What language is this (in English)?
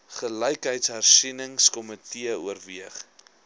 Afrikaans